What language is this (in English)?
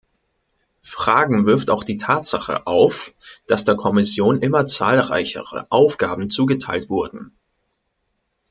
German